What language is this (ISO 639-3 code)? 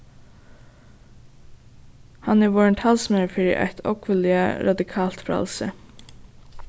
fao